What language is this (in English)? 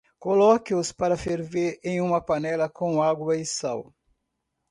Portuguese